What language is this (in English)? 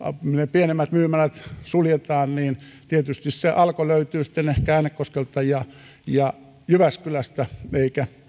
Finnish